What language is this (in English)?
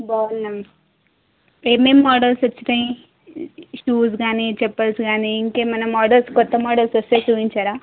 Telugu